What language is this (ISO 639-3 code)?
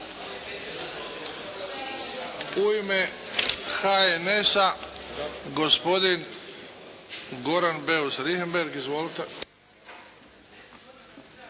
hrv